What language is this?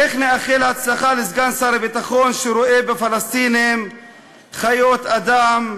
Hebrew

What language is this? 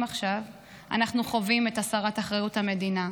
Hebrew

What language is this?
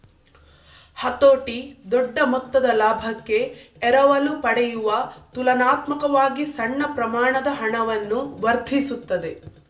Kannada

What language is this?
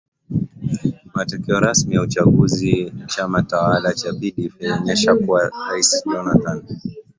Swahili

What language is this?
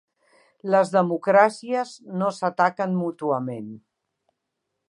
Catalan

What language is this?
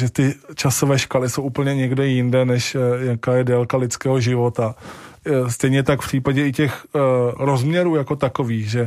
Czech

